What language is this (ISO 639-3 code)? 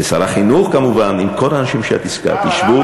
heb